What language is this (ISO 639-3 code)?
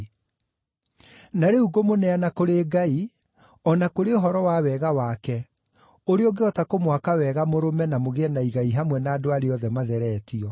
kik